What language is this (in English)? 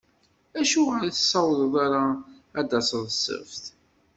Kabyle